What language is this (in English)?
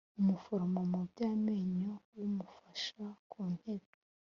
Kinyarwanda